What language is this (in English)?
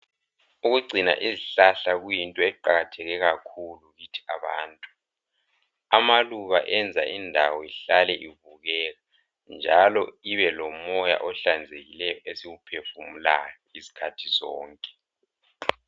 North Ndebele